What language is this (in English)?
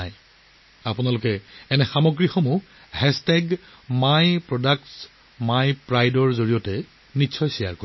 Assamese